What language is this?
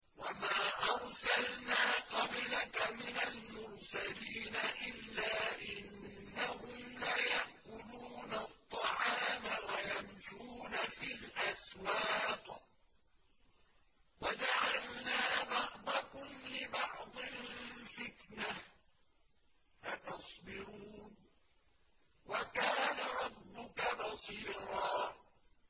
Arabic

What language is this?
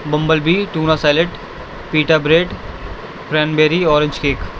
Urdu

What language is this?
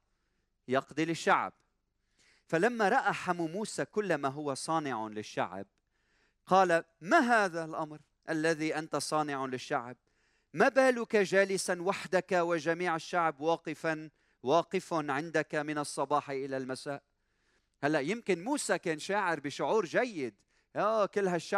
Arabic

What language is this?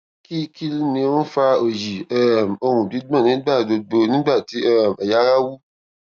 Yoruba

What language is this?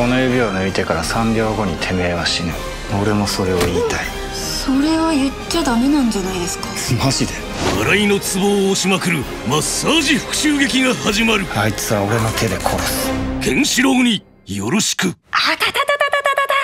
Japanese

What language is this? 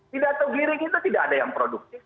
Indonesian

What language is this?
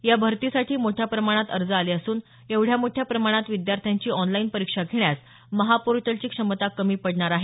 Marathi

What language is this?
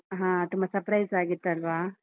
Kannada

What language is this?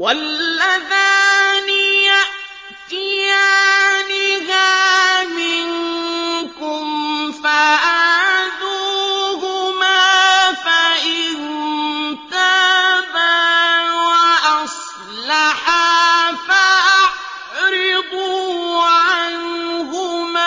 Arabic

